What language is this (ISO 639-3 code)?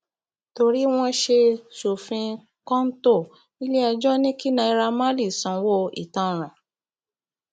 yor